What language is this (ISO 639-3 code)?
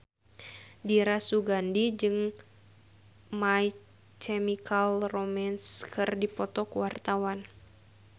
sun